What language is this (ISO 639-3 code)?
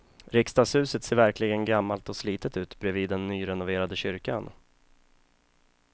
swe